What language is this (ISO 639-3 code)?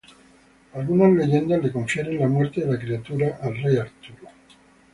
spa